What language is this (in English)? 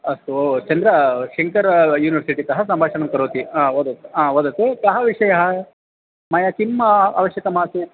Sanskrit